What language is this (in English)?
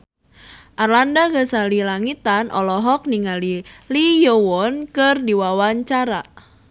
Sundanese